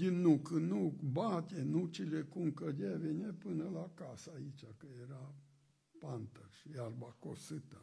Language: Romanian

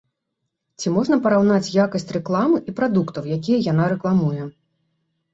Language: Belarusian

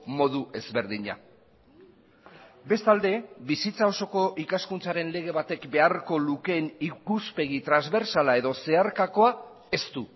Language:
Basque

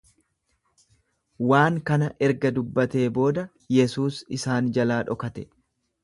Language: Oromo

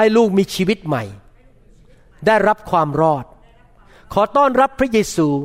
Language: Thai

